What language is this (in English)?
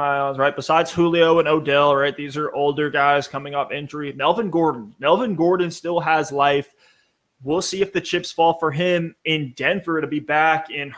English